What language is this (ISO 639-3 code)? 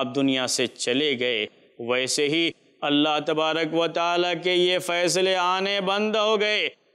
ara